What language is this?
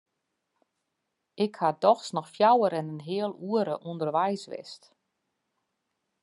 Western Frisian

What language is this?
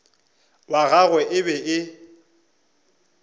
Northern Sotho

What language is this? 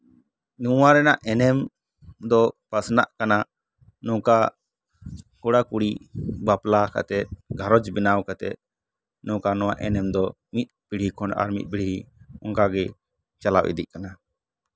Santali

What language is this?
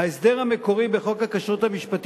Hebrew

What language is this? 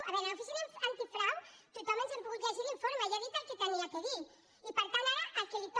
Catalan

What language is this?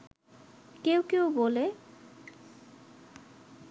Bangla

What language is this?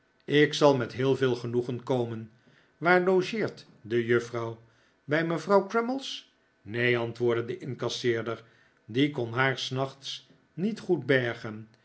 Dutch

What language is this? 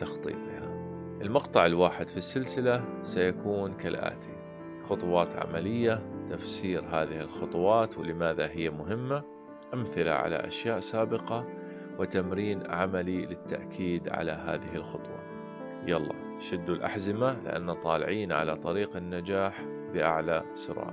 Arabic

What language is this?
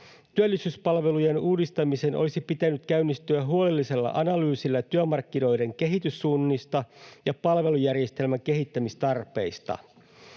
Finnish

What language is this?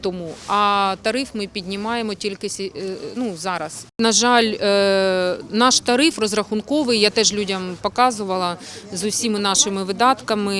Ukrainian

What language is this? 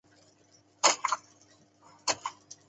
Chinese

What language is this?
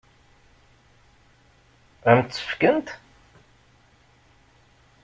Kabyle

